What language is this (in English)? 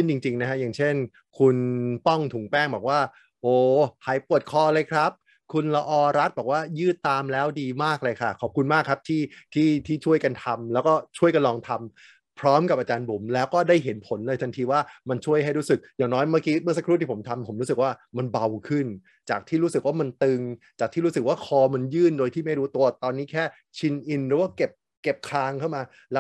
Thai